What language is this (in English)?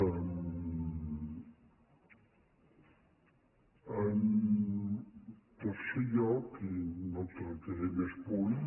Catalan